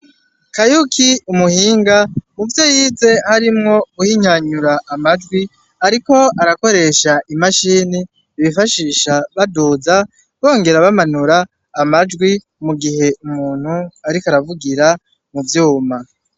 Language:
Rundi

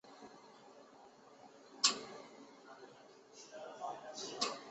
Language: Chinese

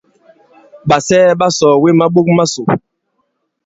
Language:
Bankon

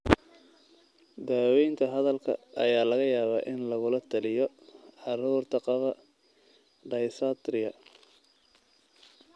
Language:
Somali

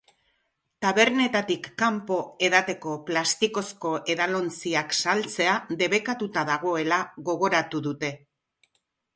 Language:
Basque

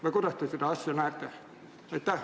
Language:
Estonian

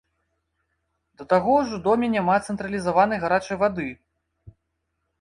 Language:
Belarusian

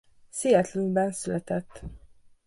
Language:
Hungarian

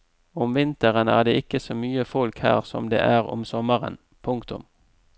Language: Norwegian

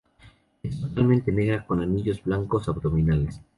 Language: Spanish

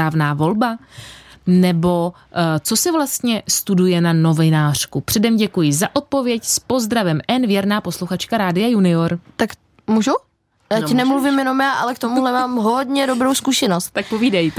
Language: Czech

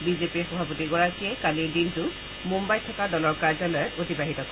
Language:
Assamese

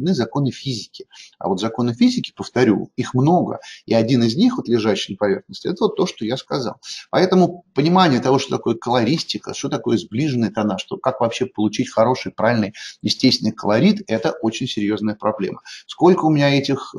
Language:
Russian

